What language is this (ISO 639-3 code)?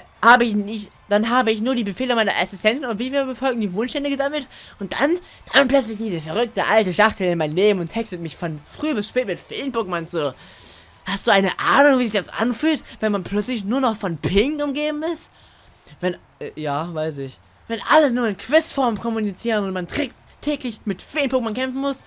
deu